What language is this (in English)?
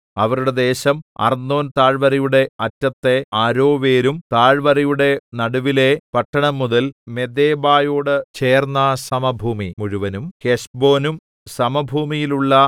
Malayalam